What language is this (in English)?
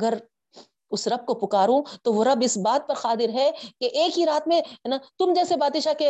Urdu